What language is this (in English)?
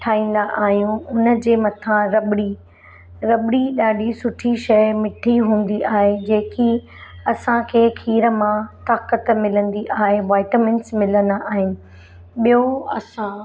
Sindhi